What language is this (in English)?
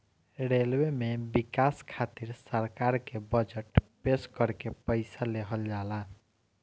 Bhojpuri